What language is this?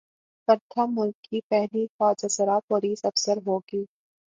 Urdu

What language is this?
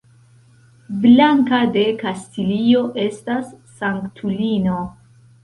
Esperanto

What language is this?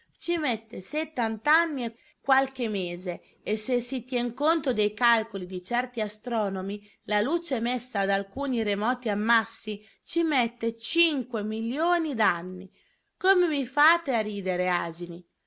Italian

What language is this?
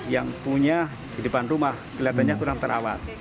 Indonesian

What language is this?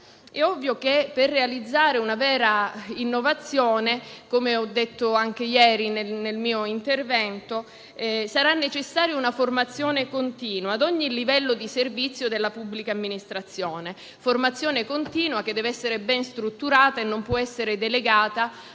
Italian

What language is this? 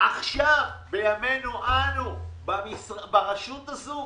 Hebrew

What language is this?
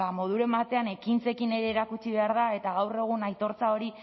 Basque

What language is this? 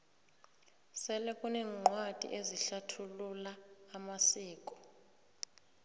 South Ndebele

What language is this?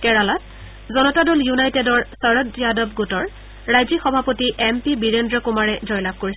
Assamese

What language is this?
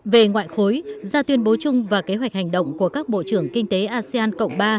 Vietnamese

